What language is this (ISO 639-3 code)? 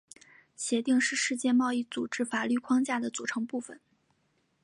zho